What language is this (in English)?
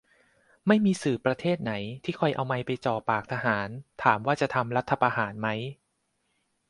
Thai